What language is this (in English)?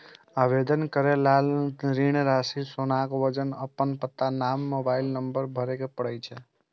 Maithili